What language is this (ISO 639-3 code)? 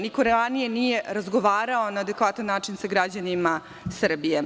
srp